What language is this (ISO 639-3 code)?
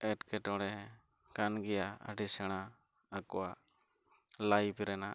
sat